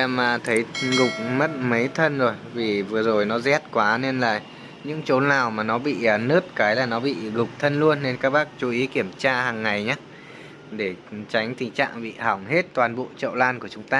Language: Vietnamese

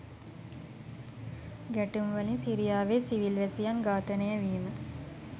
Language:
Sinhala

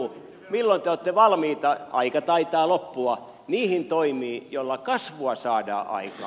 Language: Finnish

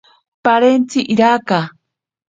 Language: Ashéninka Perené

